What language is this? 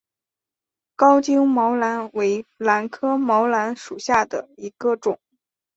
Chinese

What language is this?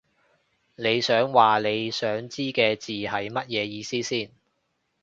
Cantonese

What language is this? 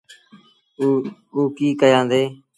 Sindhi Bhil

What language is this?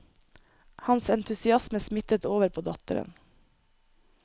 Norwegian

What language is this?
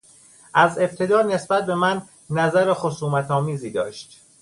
Persian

